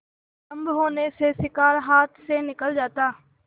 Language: Hindi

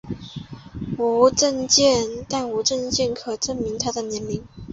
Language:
Chinese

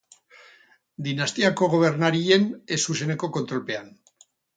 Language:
Basque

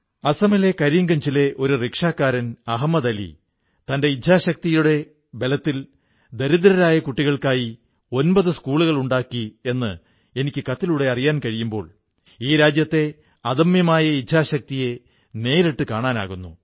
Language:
Malayalam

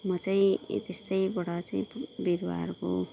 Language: Nepali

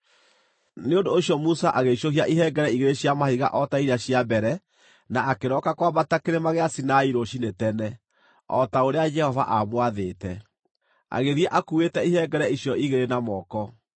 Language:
Kikuyu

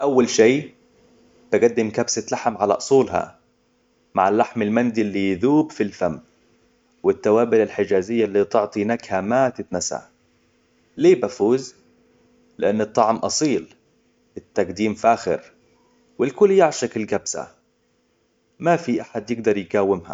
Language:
Hijazi Arabic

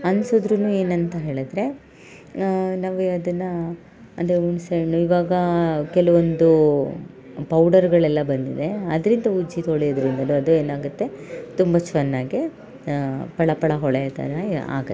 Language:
Kannada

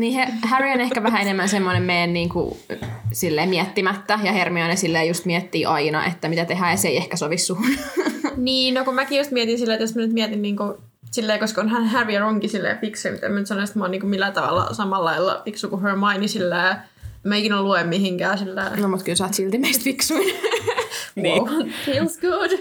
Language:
Finnish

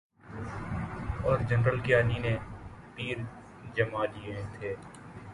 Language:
Urdu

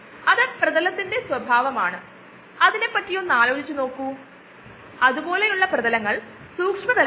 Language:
Malayalam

